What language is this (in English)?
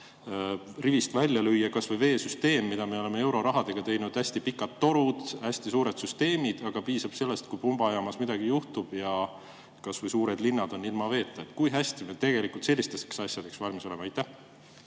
Estonian